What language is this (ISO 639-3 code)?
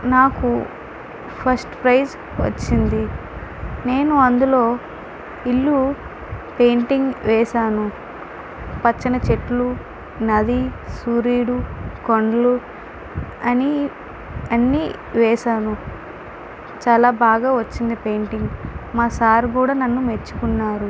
tel